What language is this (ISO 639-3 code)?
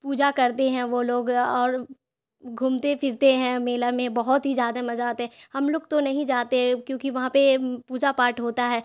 urd